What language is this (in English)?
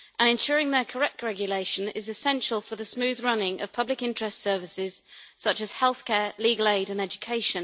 English